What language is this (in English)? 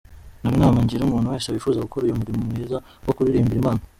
Kinyarwanda